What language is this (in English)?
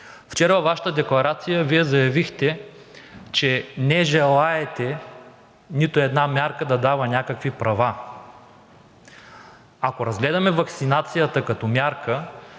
Bulgarian